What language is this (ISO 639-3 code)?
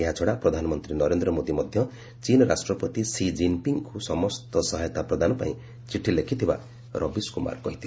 ori